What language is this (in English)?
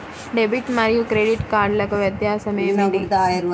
Telugu